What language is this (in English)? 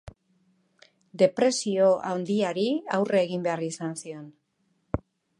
Basque